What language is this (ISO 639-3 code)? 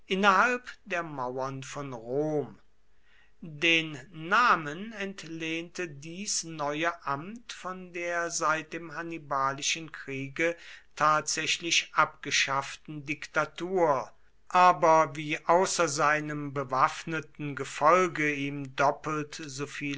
deu